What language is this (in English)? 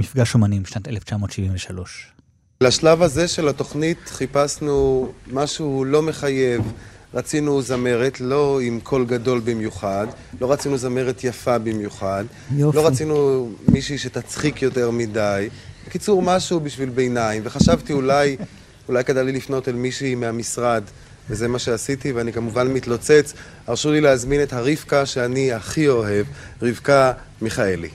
Hebrew